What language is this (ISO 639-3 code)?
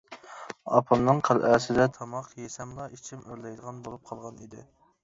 uig